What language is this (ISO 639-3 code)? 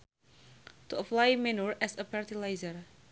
sun